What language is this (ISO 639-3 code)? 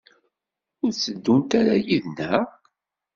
kab